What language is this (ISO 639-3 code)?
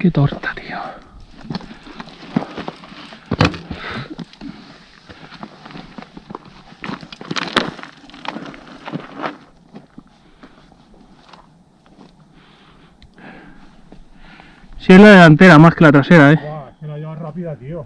spa